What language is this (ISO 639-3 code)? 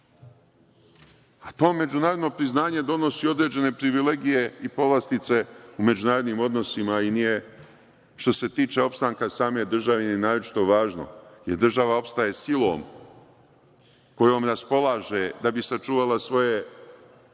srp